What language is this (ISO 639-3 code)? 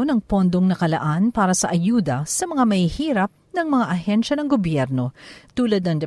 fil